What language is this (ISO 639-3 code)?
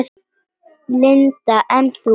isl